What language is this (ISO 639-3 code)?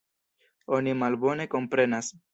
epo